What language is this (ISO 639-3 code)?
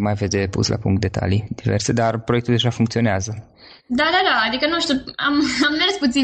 ron